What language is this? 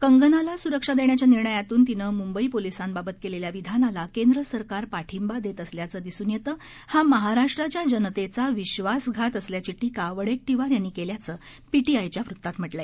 Marathi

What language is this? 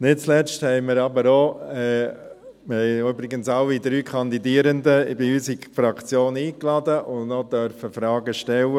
Swiss German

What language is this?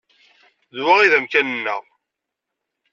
Kabyle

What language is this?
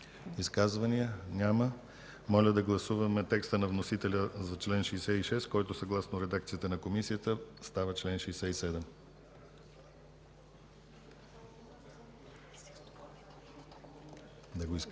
Bulgarian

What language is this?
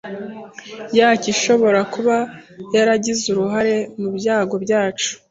Kinyarwanda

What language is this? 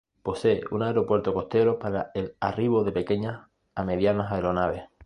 Spanish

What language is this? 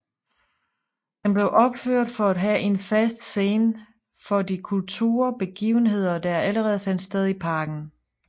Danish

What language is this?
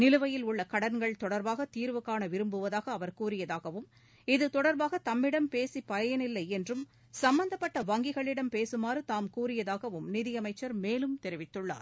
Tamil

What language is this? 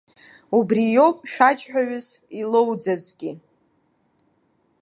Abkhazian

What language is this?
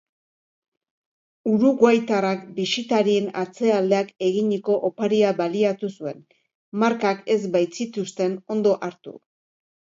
Basque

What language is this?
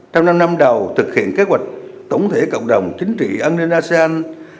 Vietnamese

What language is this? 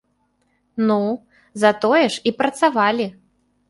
Belarusian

